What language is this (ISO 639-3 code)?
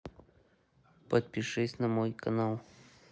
rus